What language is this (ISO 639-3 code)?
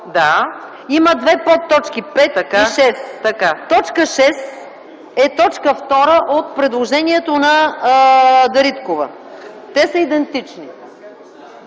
bul